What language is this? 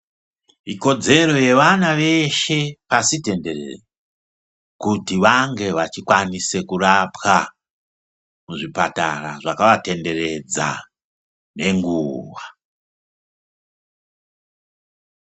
Ndau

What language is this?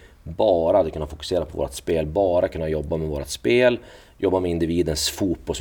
Swedish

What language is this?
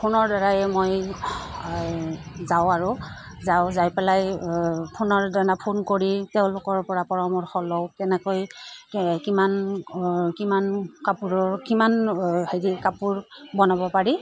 Assamese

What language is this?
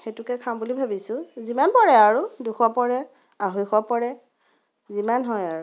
Assamese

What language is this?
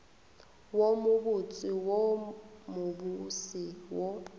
Northern Sotho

